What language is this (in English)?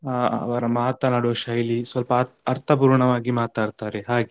Kannada